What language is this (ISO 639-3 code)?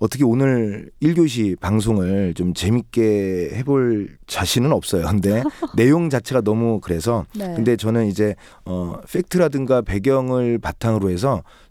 kor